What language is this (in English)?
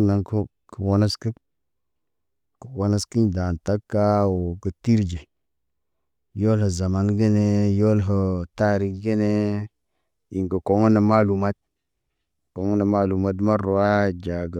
Naba